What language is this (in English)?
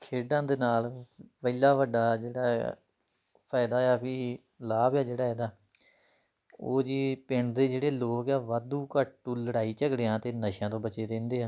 Punjabi